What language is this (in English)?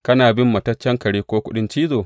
Hausa